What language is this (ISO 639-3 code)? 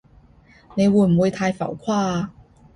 yue